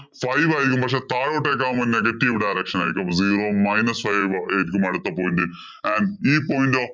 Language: Malayalam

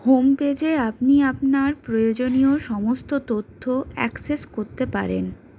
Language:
Bangla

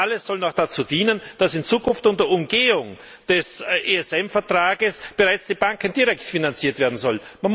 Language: German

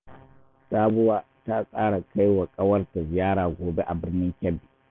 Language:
Hausa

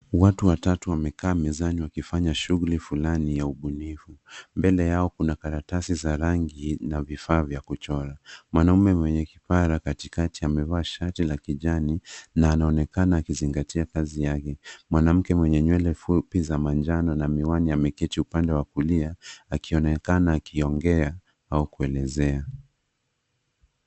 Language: Swahili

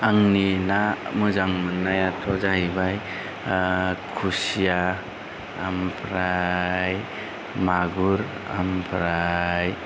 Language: Bodo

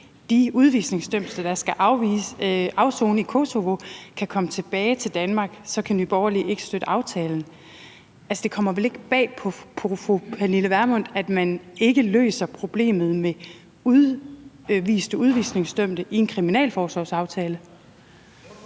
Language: Danish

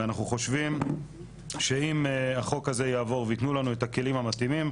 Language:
Hebrew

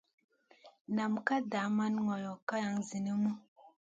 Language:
Masana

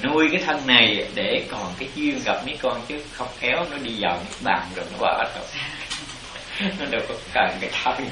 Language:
Vietnamese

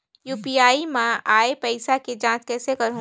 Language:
Chhattisgarhi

